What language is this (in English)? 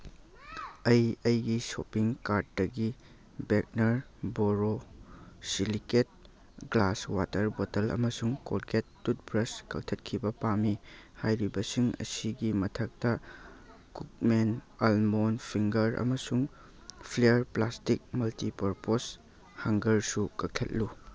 Manipuri